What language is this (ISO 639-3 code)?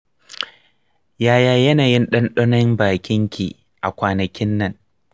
hau